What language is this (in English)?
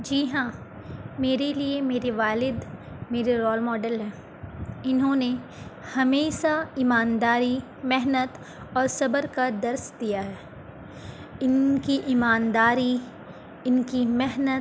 Urdu